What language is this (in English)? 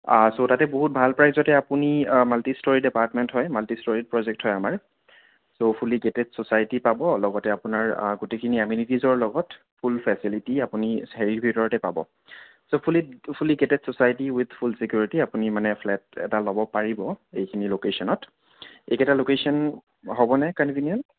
Assamese